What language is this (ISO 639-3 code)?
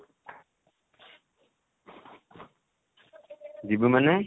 ori